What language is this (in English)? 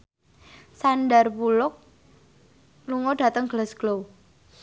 Javanese